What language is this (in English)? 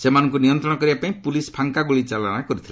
Odia